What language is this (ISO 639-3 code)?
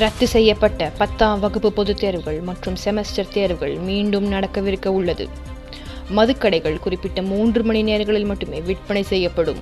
tam